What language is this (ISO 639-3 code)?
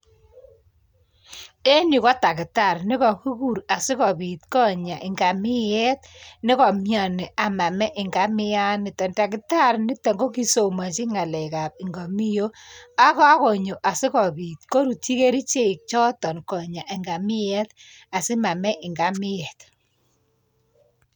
kln